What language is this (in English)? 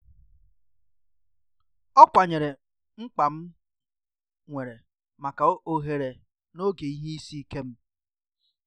Igbo